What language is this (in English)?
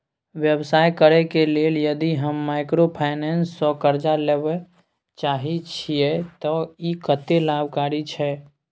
Maithili